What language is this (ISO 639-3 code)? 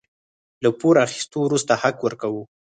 pus